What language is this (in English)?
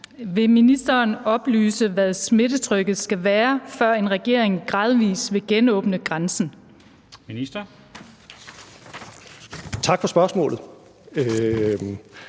Danish